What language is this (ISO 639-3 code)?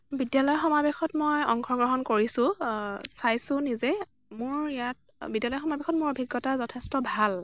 asm